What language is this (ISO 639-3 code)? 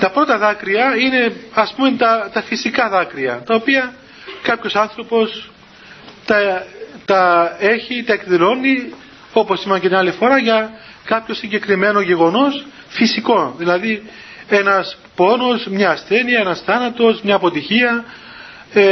ell